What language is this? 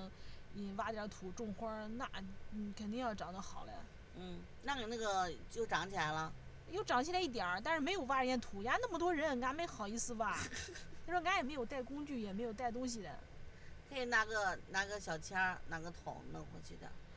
Chinese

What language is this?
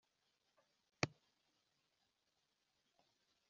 Kinyarwanda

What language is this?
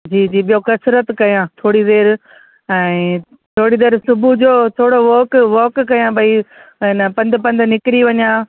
Sindhi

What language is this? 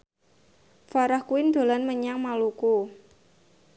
Javanese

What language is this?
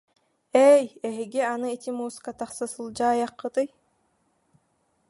Yakut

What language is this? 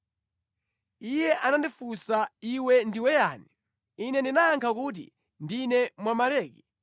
Nyanja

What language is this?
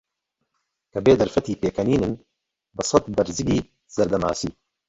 Central Kurdish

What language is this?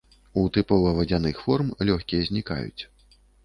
Belarusian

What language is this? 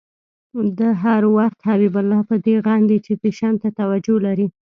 Pashto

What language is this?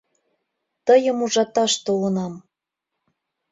Mari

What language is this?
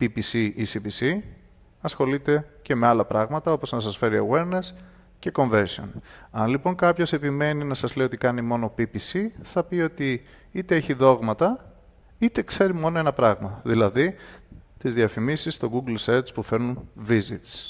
Greek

